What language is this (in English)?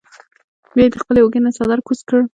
Pashto